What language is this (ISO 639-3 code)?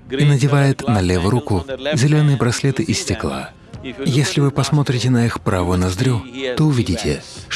rus